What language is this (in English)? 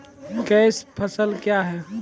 Maithili